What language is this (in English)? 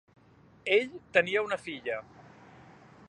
Catalan